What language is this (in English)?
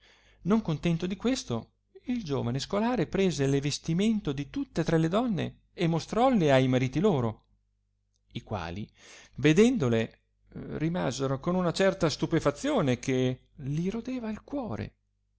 Italian